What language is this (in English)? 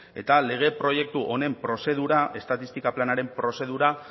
Basque